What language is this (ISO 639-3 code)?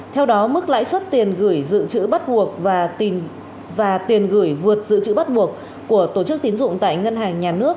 vie